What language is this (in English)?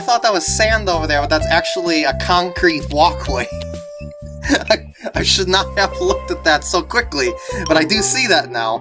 English